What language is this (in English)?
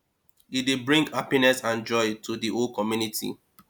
Nigerian Pidgin